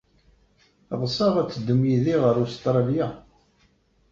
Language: Kabyle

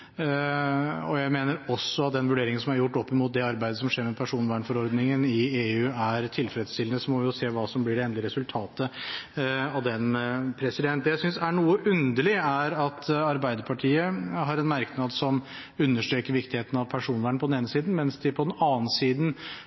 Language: Norwegian Bokmål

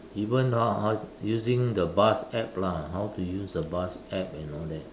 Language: English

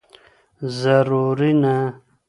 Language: Pashto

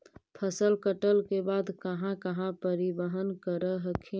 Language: Magahi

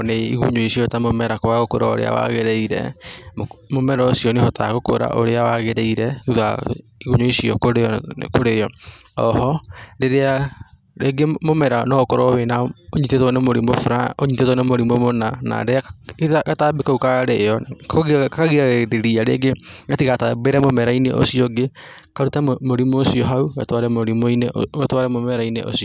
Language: Kikuyu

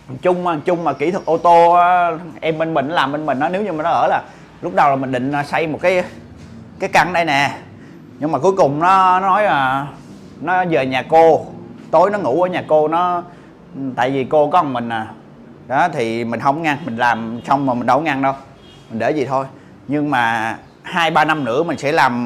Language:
Vietnamese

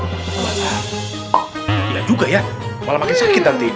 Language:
Indonesian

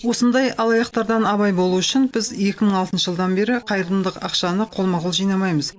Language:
Kazakh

